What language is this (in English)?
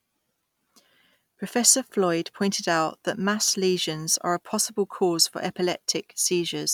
English